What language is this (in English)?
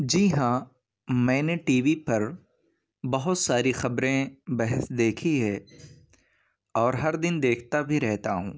Urdu